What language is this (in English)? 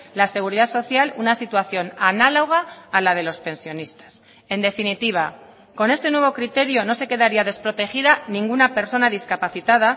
Spanish